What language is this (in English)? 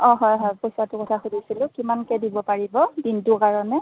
Assamese